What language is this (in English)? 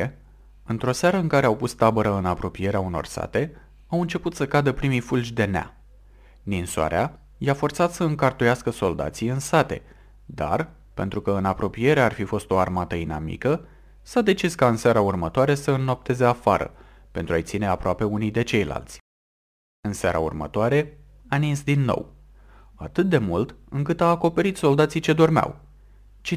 Romanian